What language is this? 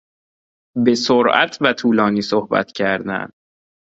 Persian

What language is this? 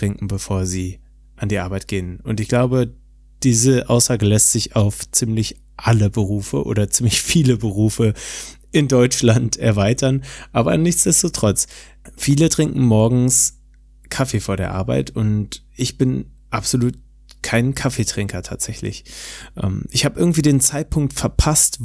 German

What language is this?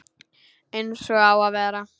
Icelandic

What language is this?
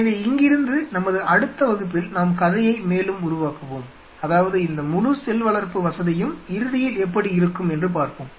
Tamil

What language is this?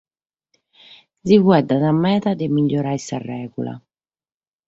Sardinian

